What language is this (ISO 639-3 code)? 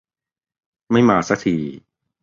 tha